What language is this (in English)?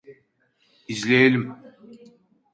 Turkish